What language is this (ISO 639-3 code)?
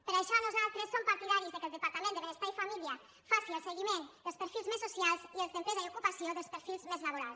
cat